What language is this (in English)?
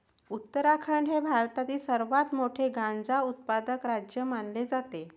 Marathi